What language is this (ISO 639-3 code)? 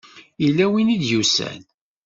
kab